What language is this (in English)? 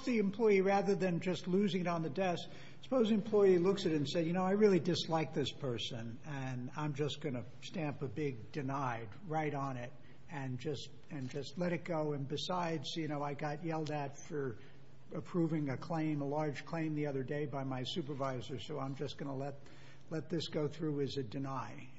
English